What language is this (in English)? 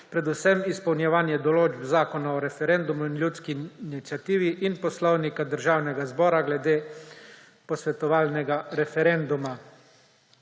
Slovenian